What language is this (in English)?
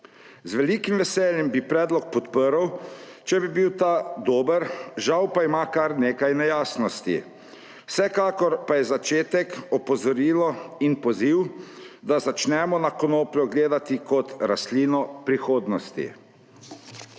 Slovenian